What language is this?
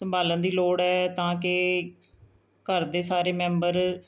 Punjabi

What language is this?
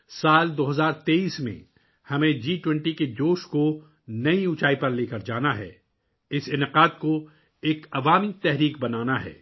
Urdu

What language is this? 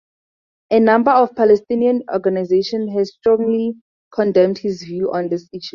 English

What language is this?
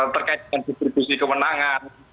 Indonesian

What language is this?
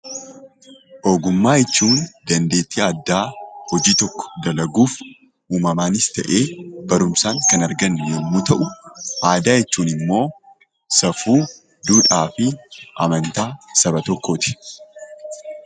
Oromo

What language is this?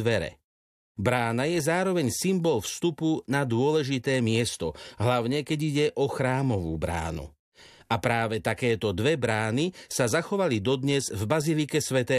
Slovak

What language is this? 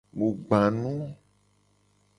Gen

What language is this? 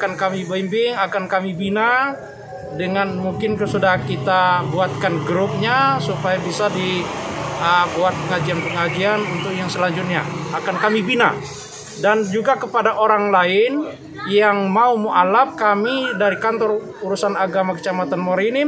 Indonesian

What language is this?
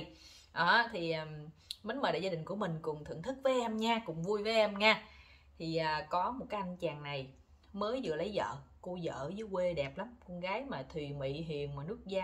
Vietnamese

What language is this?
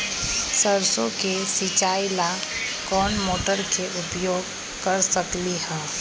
Magahi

